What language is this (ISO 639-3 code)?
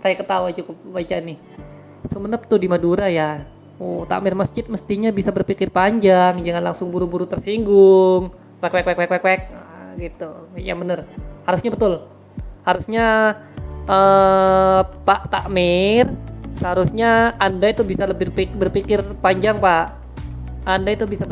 ind